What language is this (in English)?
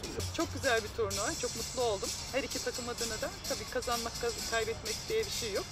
Turkish